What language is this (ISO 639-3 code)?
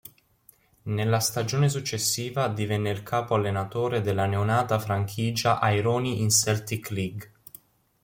ita